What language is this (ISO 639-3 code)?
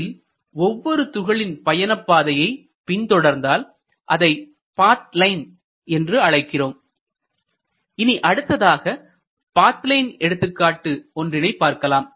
tam